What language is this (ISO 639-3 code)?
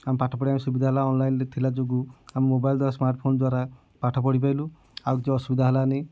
ori